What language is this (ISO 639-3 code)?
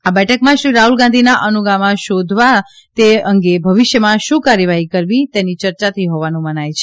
guj